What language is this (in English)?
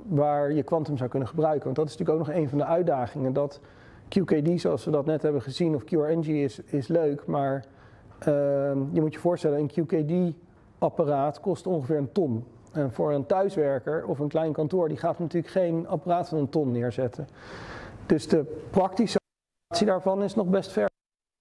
Dutch